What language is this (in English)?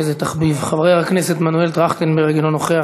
Hebrew